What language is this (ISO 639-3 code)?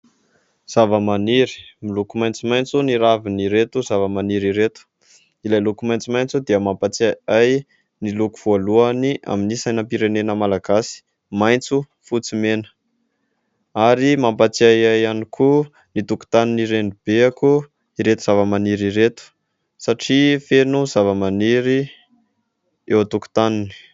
mlg